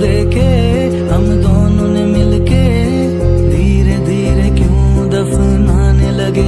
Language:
Hindi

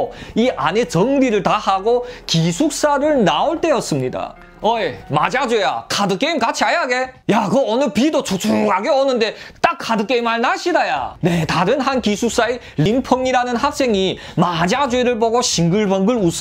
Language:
Korean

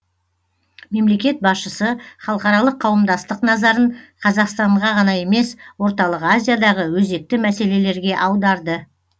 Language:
Kazakh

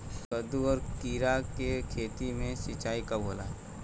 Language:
Bhojpuri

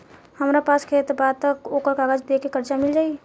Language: Bhojpuri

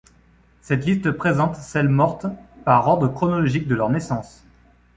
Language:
French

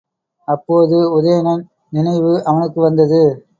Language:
Tamil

